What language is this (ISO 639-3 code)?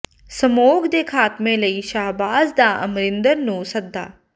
pan